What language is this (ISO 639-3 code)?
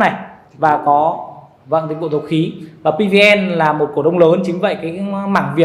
vie